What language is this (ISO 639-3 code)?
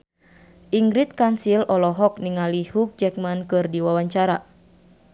sun